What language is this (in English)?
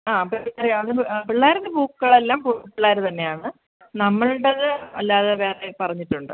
Malayalam